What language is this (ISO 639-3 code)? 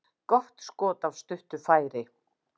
isl